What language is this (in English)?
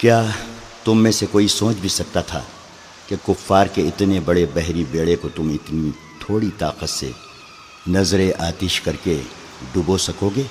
Urdu